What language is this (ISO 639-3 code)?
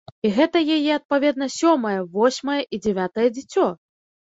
bel